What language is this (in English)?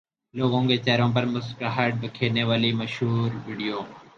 Urdu